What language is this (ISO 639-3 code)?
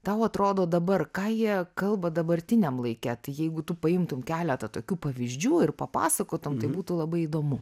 lit